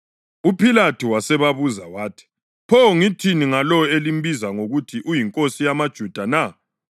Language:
North Ndebele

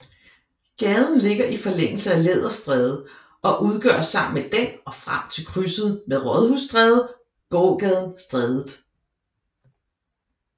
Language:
Danish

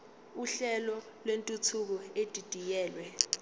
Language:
Zulu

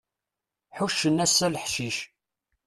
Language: Kabyle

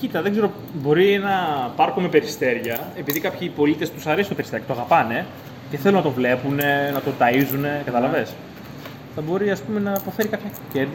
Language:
Greek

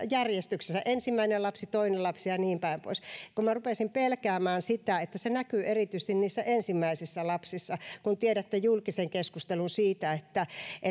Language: Finnish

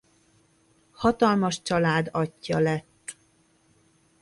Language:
Hungarian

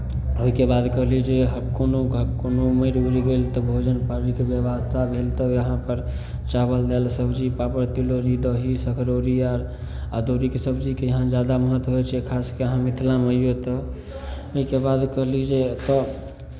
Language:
Maithili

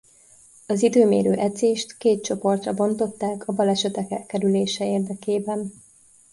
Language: Hungarian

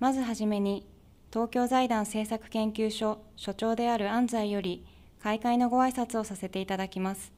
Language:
Japanese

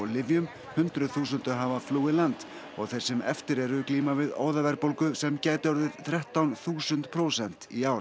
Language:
Icelandic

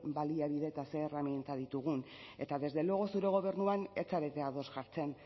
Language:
Basque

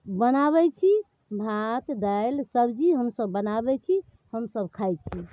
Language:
Maithili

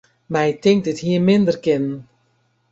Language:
Western Frisian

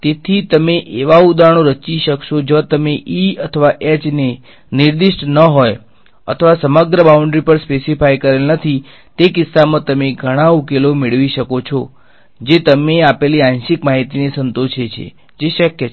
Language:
Gujarati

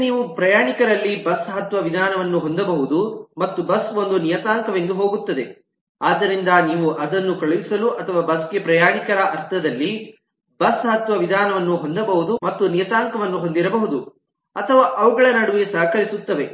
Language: Kannada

